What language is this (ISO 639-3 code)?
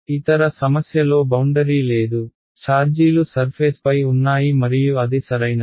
tel